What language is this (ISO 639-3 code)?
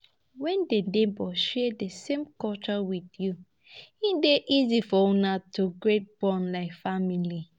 pcm